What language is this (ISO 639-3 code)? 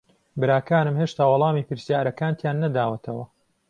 ckb